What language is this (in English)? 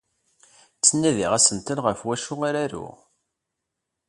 Kabyle